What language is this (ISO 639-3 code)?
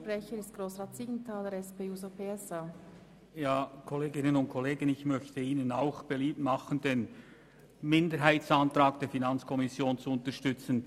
gsw